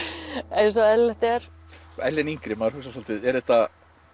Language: Icelandic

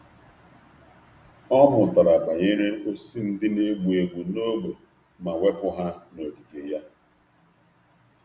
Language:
Igbo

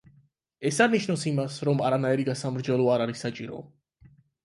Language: Georgian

